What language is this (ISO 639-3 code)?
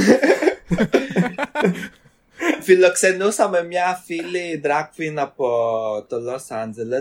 ell